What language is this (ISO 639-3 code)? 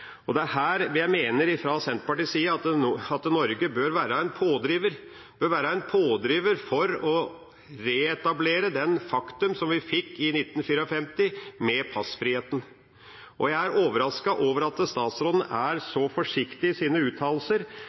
nob